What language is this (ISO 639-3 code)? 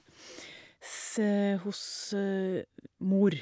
nor